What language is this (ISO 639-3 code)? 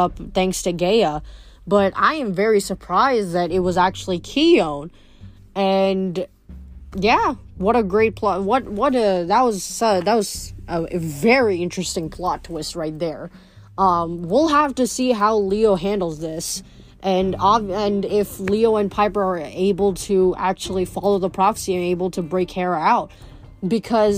eng